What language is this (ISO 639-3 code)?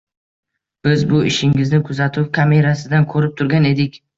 uzb